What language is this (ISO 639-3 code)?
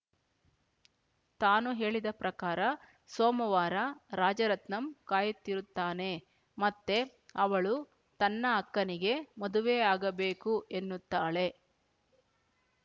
kan